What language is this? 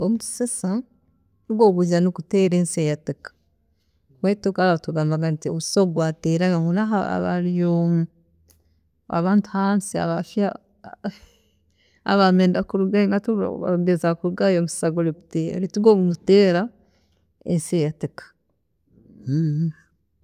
Tooro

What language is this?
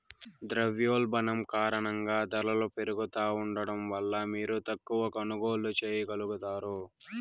Telugu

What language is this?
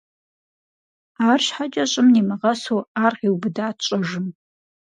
Kabardian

